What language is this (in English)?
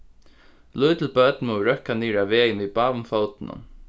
Faroese